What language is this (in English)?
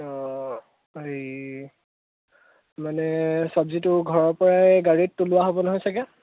Assamese